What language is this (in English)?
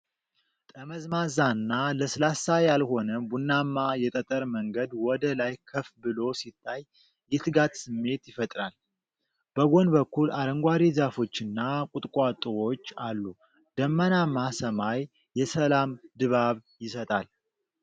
Amharic